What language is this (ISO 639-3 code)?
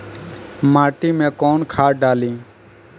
bho